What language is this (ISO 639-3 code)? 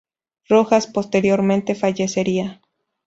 spa